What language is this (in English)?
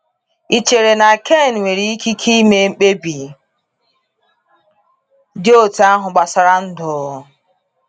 Igbo